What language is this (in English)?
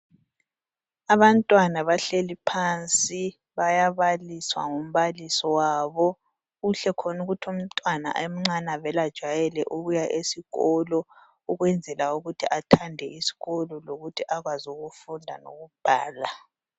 North Ndebele